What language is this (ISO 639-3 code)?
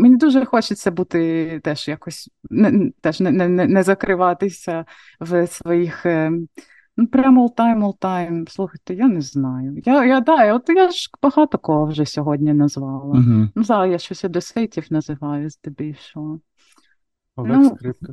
ukr